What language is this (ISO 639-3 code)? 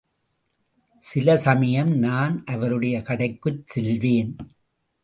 tam